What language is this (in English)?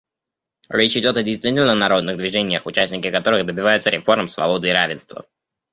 Russian